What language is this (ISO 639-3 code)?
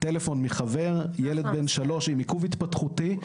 heb